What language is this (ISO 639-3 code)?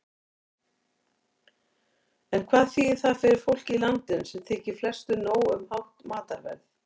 isl